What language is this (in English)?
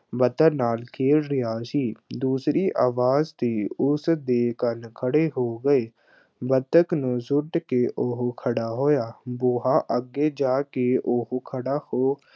Punjabi